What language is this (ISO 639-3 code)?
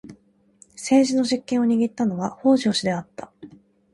jpn